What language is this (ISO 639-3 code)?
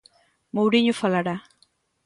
glg